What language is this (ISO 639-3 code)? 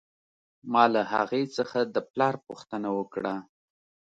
pus